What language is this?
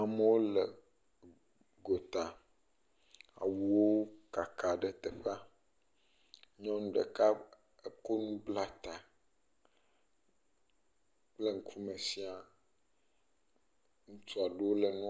Ewe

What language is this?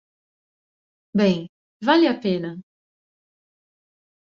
Portuguese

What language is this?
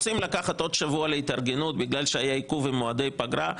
Hebrew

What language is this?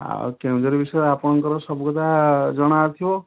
Odia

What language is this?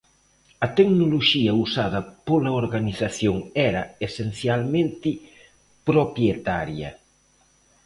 Galician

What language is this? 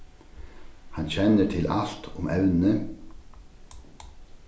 Faroese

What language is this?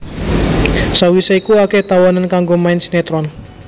Javanese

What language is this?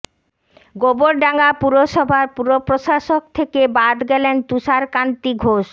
Bangla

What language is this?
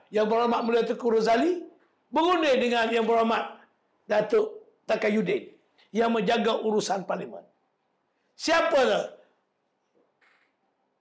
Malay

